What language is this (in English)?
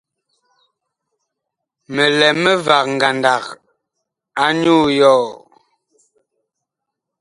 Bakoko